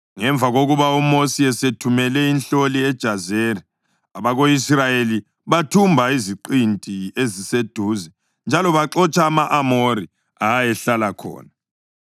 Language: North Ndebele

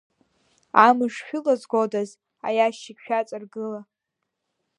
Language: Abkhazian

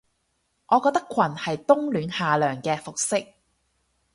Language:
Cantonese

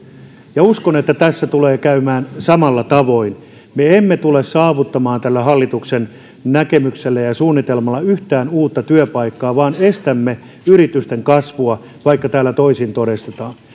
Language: Finnish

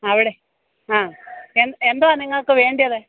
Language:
Malayalam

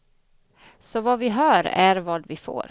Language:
Swedish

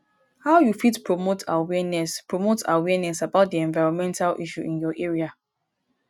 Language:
Nigerian Pidgin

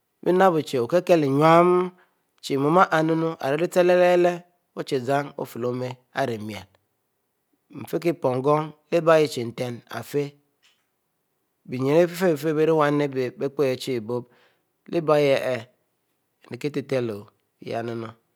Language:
Mbe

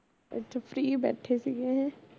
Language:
Punjabi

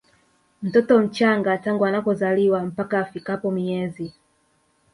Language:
Swahili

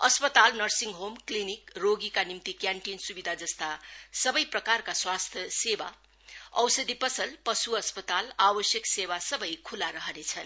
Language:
Nepali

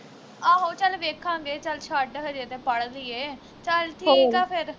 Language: Punjabi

